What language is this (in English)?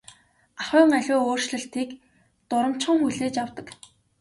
Mongolian